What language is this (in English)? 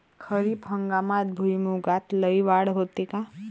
Marathi